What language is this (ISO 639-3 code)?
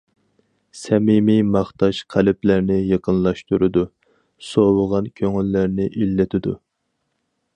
uig